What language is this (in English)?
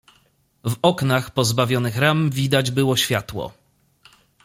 Polish